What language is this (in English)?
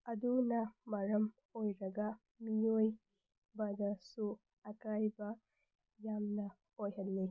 Manipuri